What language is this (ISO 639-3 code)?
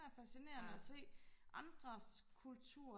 dan